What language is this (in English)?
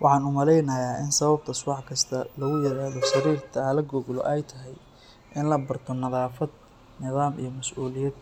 Somali